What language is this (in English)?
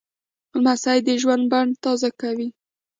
Pashto